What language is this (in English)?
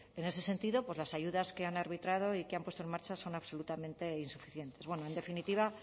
Spanish